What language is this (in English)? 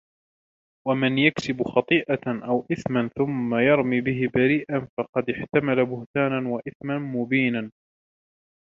Arabic